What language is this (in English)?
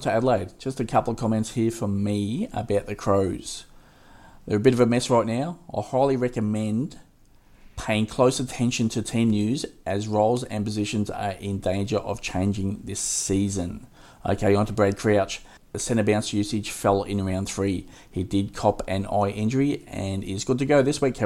English